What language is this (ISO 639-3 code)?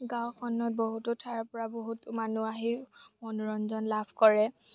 asm